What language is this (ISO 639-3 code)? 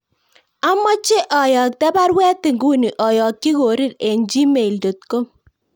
kln